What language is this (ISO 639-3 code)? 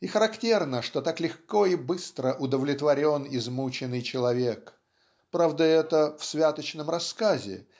rus